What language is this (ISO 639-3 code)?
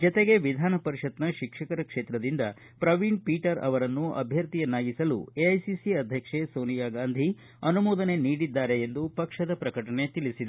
kan